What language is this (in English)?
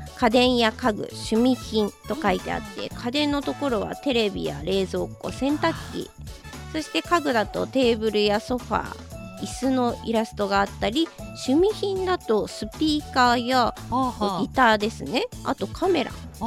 Japanese